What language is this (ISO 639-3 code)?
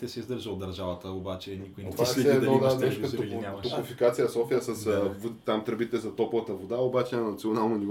bul